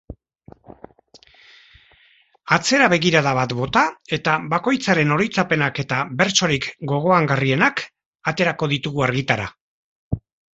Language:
Basque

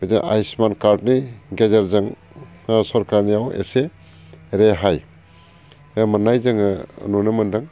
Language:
Bodo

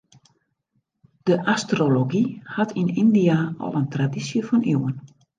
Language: Western Frisian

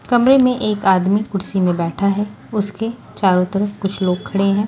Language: Hindi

